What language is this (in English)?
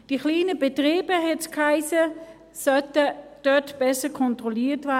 Swiss German